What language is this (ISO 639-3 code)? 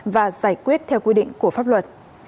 vie